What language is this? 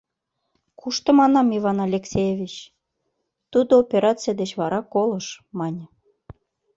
Mari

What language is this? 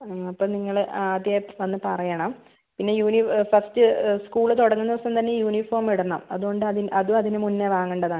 Malayalam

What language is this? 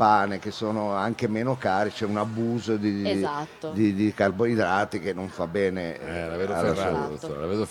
Italian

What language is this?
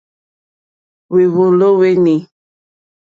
Mokpwe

